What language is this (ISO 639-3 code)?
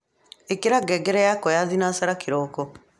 kik